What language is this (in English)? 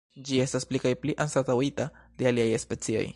Esperanto